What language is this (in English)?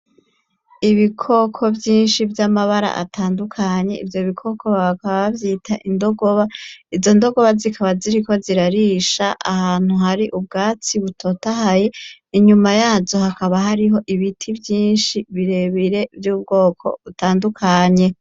Rundi